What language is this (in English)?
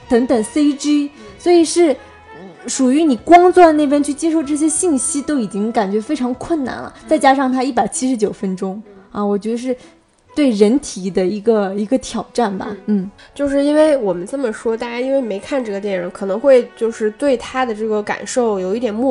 Chinese